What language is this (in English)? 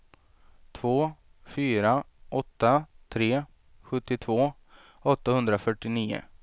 Swedish